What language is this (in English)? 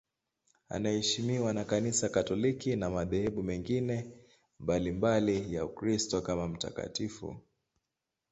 Swahili